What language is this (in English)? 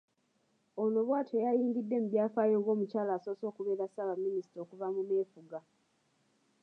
Ganda